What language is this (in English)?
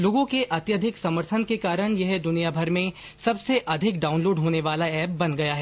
Hindi